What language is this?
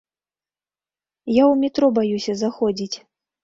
Belarusian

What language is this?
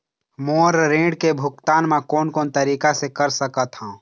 Chhattisgarhi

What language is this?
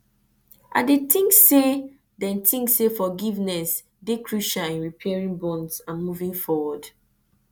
Nigerian Pidgin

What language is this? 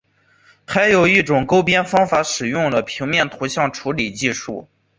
Chinese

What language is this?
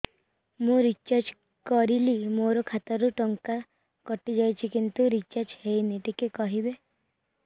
Odia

